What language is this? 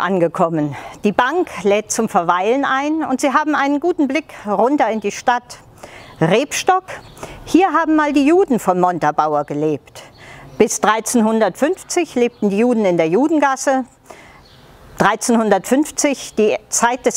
German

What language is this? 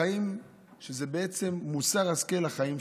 Hebrew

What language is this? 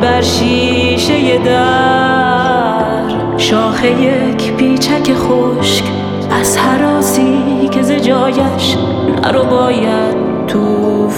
Persian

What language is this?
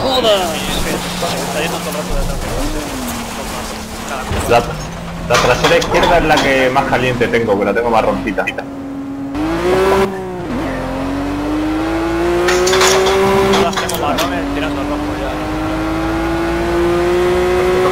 Spanish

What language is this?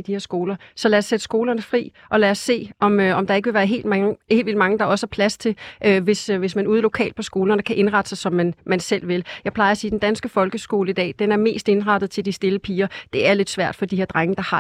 Danish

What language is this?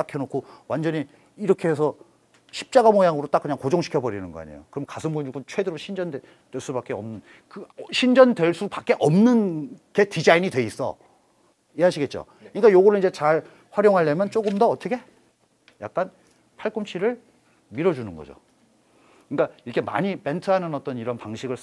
Korean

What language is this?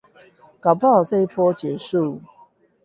Chinese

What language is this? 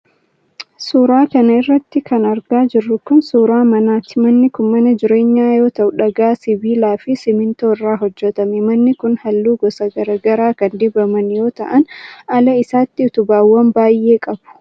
Oromo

